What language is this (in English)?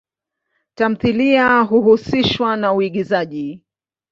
Swahili